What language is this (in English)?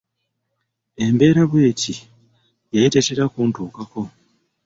Ganda